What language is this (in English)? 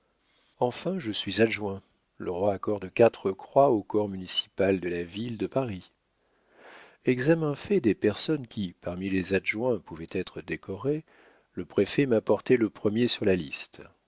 French